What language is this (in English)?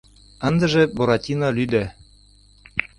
Mari